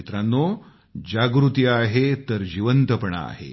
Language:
Marathi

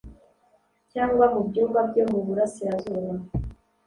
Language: Kinyarwanda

